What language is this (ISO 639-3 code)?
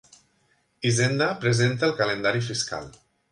cat